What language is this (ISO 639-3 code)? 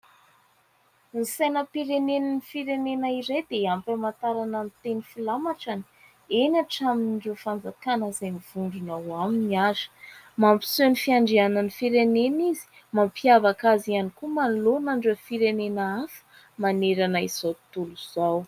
mlg